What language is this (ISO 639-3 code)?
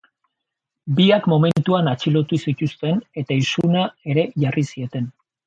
eus